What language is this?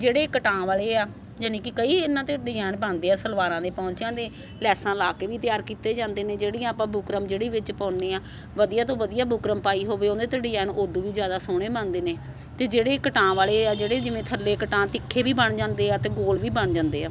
Punjabi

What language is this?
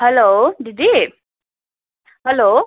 Nepali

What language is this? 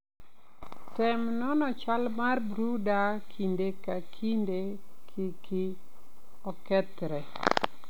Luo (Kenya and Tanzania)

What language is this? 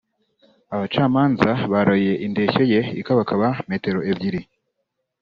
Kinyarwanda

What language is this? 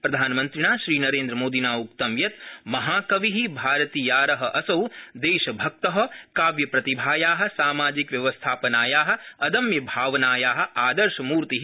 Sanskrit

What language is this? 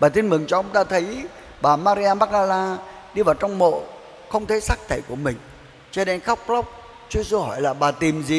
Vietnamese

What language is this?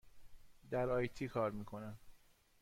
Persian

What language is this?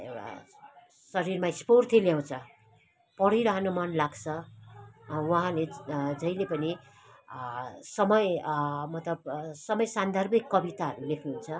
Nepali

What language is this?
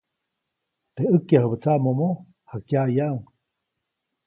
Copainalá Zoque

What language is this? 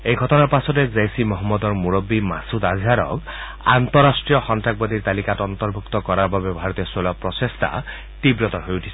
Assamese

